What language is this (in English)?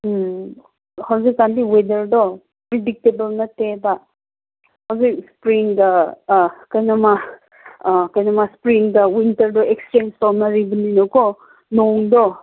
Manipuri